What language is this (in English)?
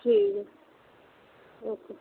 Punjabi